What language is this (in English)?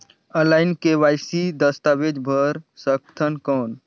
Chhattisgarhi